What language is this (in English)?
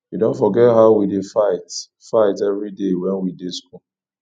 Nigerian Pidgin